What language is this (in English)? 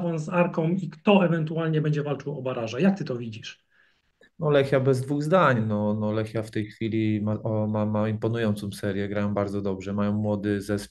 Polish